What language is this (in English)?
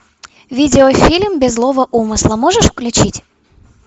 Russian